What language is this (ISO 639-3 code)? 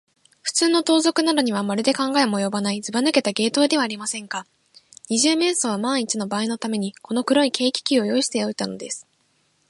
jpn